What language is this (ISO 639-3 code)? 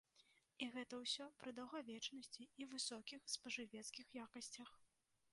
bel